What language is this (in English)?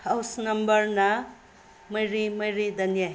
Manipuri